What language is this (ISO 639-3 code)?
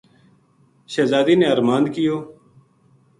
gju